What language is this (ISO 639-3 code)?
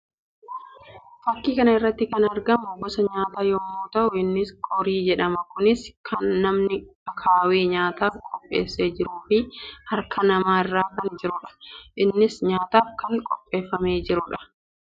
orm